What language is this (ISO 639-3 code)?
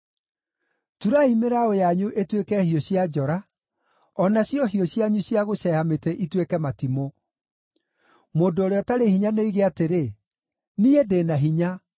kik